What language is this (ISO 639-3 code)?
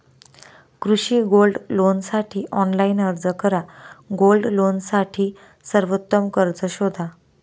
mar